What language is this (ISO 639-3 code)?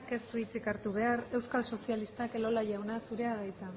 eus